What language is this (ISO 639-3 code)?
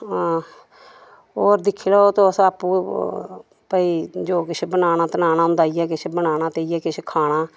doi